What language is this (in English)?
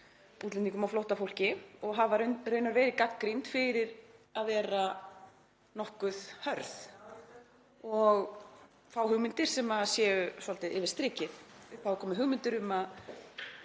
Icelandic